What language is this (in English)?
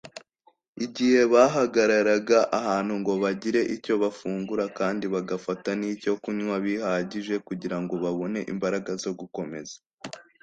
Kinyarwanda